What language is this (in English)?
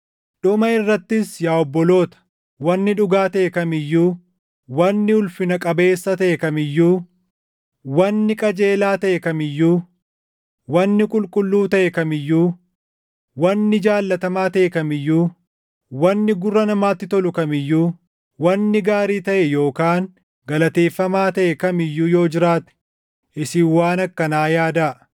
Oromo